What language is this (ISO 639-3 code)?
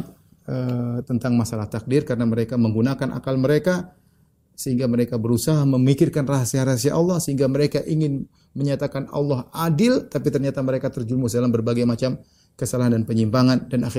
ind